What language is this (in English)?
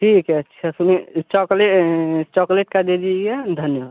Hindi